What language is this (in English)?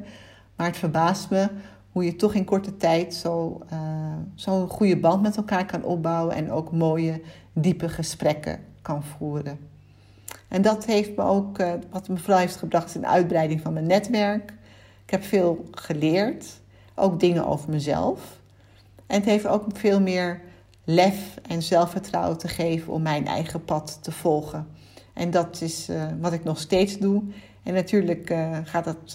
Dutch